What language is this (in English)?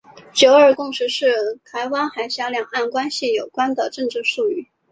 Chinese